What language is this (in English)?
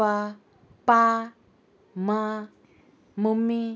Konkani